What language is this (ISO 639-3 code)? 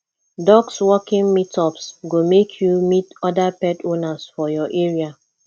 pcm